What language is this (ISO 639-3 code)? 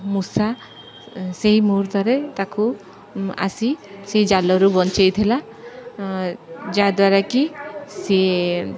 ori